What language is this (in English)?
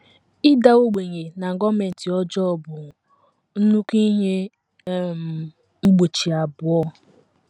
Igbo